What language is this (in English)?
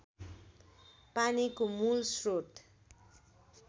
Nepali